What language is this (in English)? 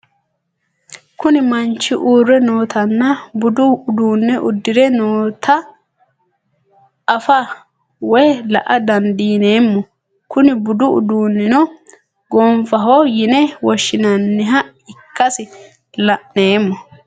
Sidamo